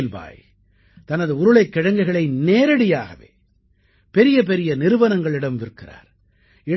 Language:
Tamil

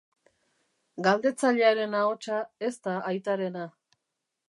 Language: Basque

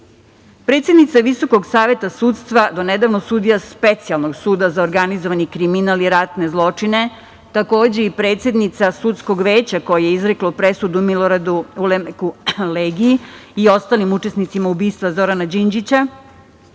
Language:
Serbian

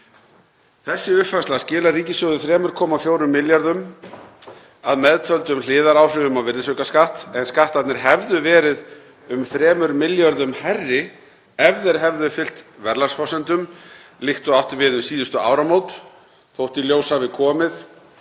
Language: Icelandic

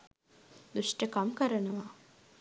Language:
Sinhala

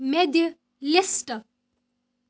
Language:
Kashmiri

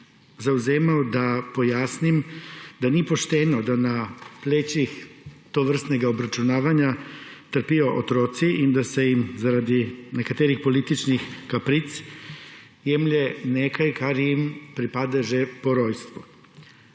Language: Slovenian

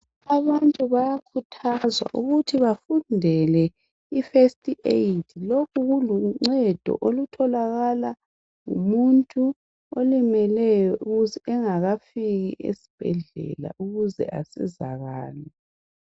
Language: North Ndebele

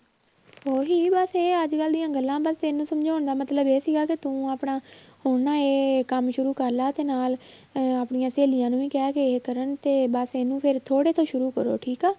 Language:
Punjabi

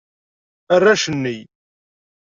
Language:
Kabyle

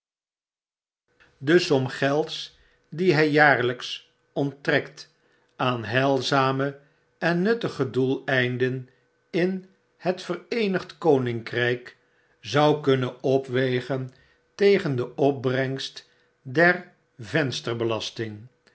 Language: Dutch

